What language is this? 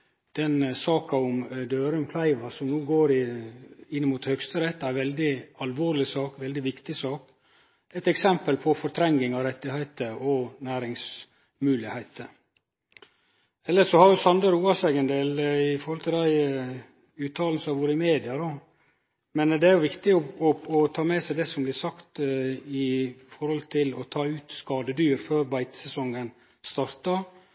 Norwegian Nynorsk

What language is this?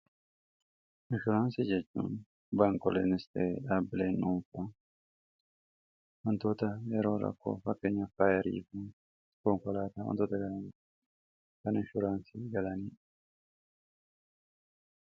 Oromo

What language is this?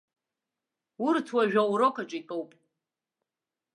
Abkhazian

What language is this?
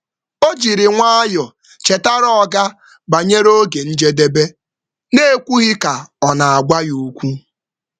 Igbo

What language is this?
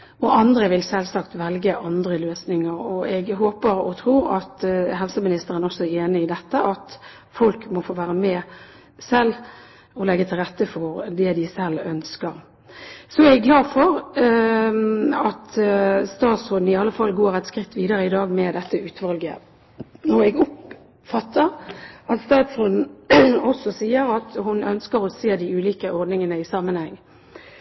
Norwegian Bokmål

